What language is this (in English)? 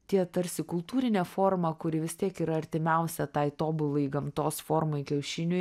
Lithuanian